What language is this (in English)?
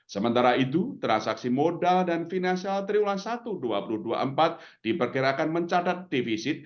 Indonesian